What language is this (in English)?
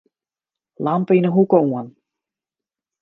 Western Frisian